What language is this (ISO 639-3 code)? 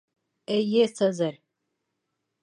bak